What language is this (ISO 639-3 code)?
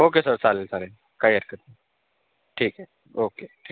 mar